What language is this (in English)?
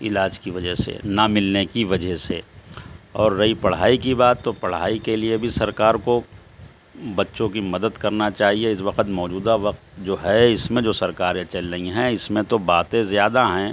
Urdu